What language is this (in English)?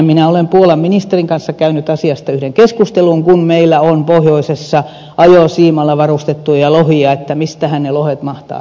Finnish